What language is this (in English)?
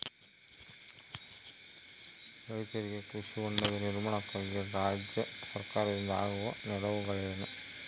Kannada